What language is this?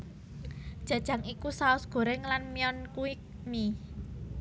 Javanese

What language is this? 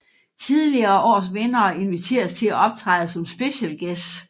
Danish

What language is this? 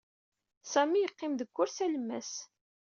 Kabyle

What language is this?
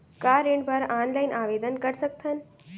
Chhattisgarhi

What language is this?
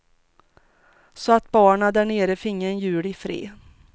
Swedish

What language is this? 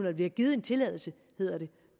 Danish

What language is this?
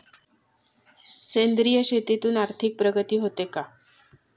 Marathi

